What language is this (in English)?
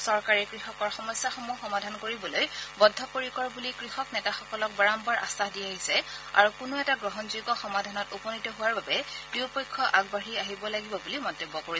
Assamese